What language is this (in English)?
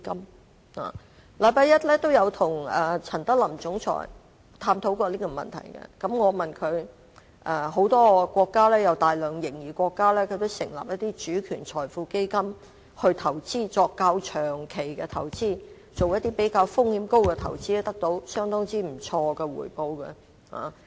Cantonese